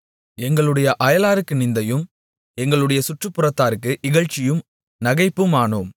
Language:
Tamil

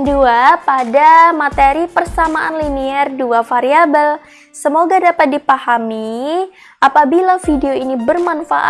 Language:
Indonesian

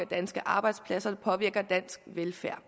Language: Danish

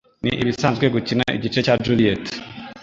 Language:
Kinyarwanda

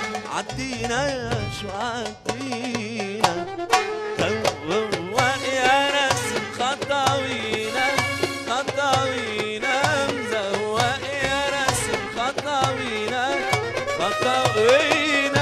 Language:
Arabic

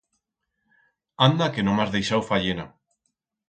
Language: Aragonese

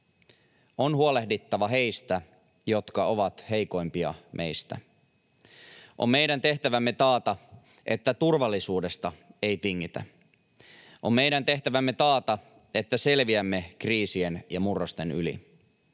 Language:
Finnish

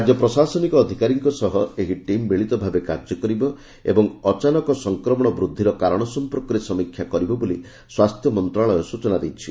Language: Odia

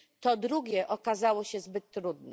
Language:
Polish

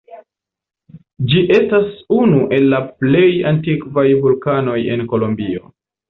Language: Esperanto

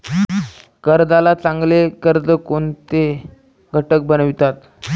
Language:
Marathi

